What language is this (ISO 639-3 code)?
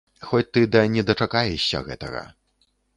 bel